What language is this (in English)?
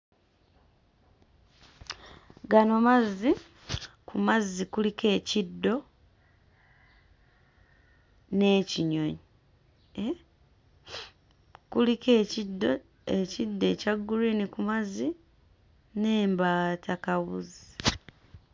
Ganda